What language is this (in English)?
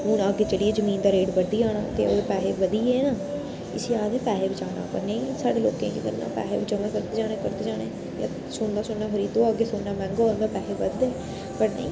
Dogri